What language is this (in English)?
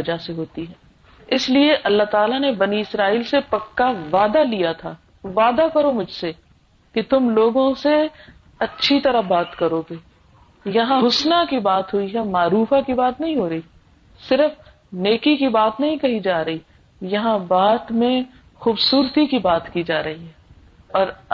Urdu